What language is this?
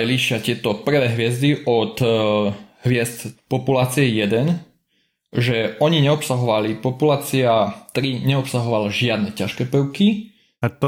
Slovak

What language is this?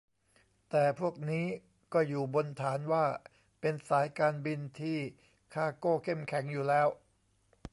Thai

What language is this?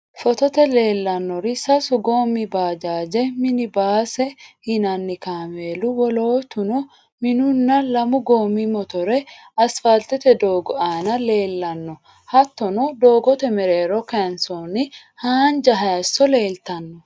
Sidamo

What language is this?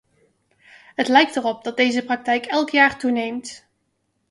Dutch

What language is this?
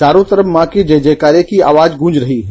Hindi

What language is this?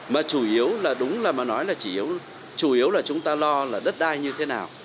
Vietnamese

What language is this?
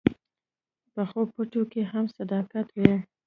Pashto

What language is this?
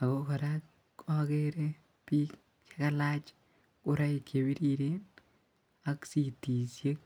Kalenjin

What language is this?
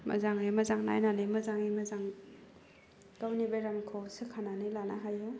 Bodo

